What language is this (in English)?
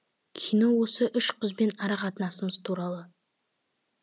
Kazakh